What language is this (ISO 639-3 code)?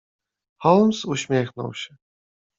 pol